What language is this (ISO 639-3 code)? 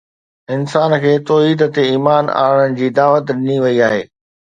snd